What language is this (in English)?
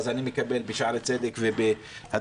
Hebrew